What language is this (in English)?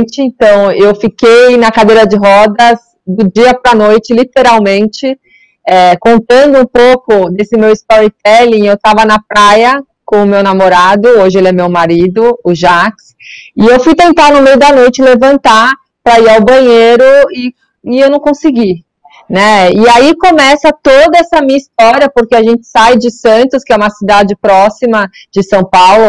Portuguese